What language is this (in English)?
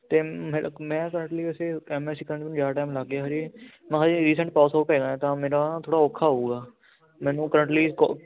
Punjabi